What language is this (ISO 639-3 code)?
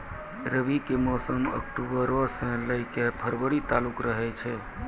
mai